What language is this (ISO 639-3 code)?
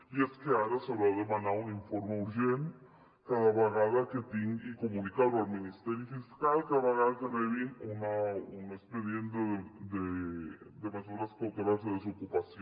cat